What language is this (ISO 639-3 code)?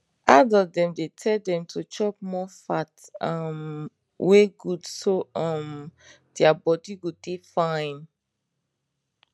pcm